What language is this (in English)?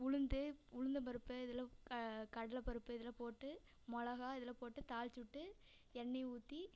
Tamil